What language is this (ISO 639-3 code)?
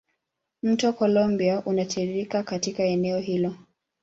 swa